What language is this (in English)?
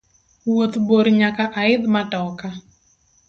Luo (Kenya and Tanzania)